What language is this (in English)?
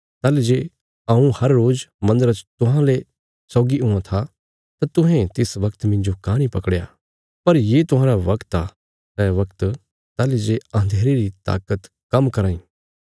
Bilaspuri